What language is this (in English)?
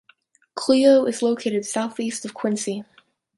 English